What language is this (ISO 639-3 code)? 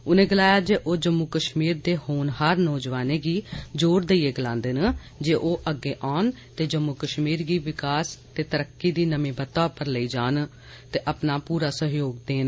doi